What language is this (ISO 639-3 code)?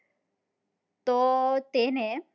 guj